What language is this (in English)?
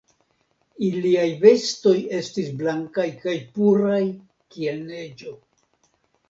Esperanto